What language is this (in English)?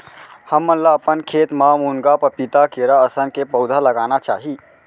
Chhattisgarhi